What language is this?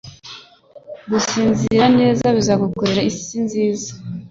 Kinyarwanda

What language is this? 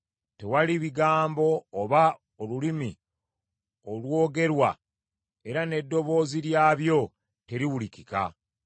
Ganda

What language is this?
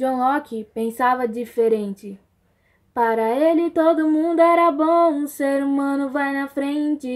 Portuguese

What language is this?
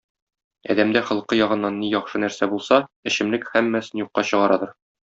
Tatar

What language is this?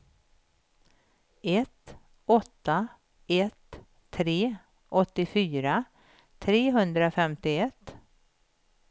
Swedish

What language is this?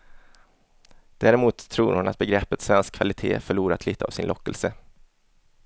Swedish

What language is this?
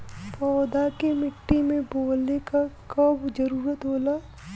Bhojpuri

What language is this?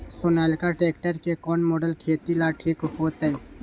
Magahi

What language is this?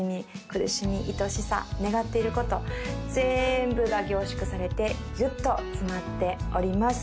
Japanese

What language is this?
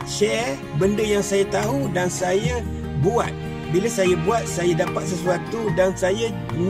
Malay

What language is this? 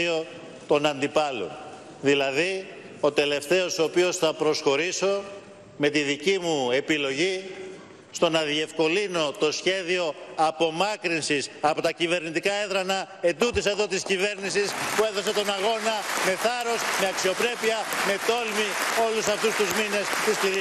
Greek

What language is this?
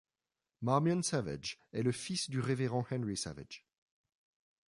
French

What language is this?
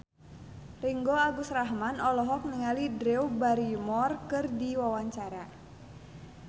Sundanese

